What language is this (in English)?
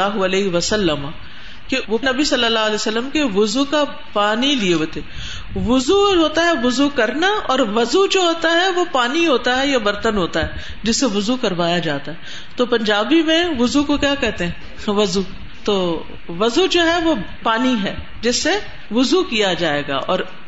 Urdu